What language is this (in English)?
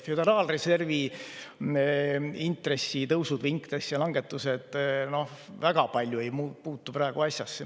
Estonian